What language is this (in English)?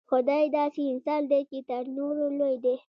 Pashto